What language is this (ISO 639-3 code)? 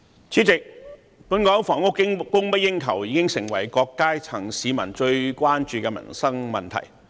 yue